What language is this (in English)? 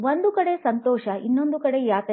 Kannada